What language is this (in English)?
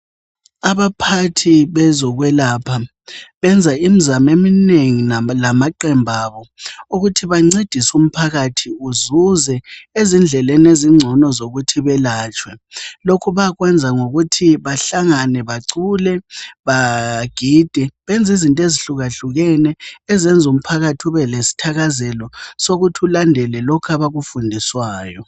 North Ndebele